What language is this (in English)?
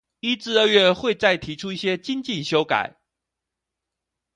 Chinese